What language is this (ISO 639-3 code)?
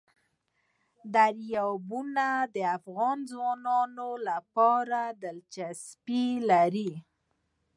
pus